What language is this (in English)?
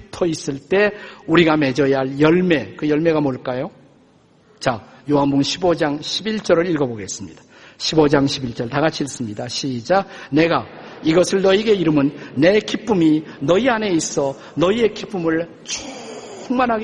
Korean